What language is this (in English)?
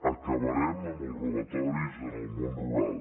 Catalan